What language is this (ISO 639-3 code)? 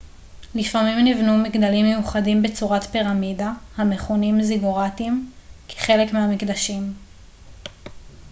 heb